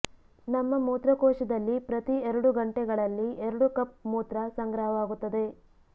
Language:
Kannada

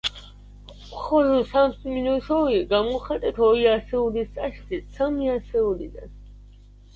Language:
Georgian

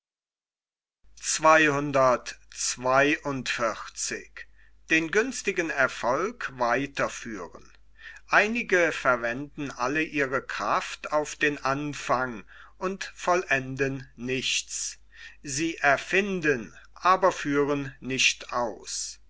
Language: German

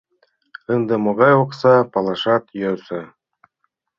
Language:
Mari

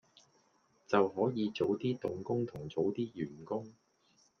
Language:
Cantonese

